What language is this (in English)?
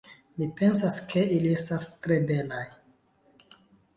Esperanto